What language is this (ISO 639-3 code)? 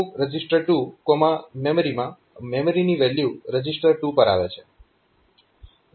guj